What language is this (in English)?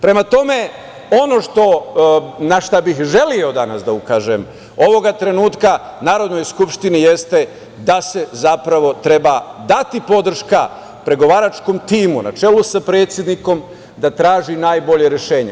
Serbian